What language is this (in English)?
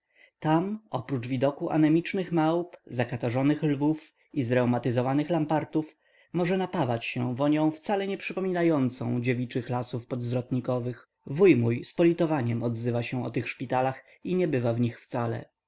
Polish